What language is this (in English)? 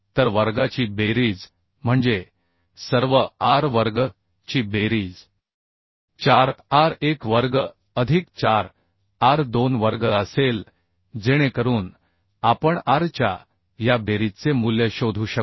Marathi